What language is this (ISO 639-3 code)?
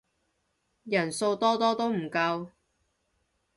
yue